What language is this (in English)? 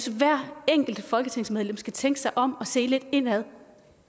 Danish